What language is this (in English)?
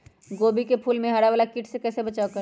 Magahi